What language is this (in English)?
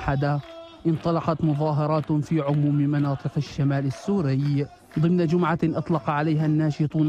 Arabic